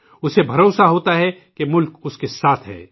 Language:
Urdu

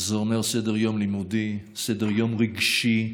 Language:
Hebrew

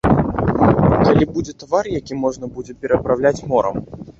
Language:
Belarusian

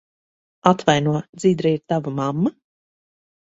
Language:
Latvian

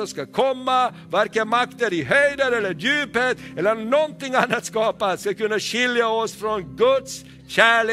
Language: Swedish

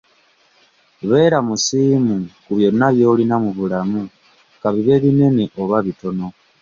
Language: Ganda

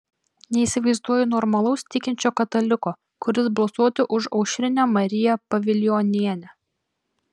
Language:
Lithuanian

